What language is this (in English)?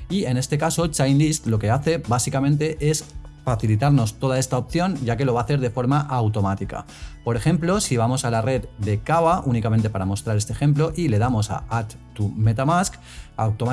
Spanish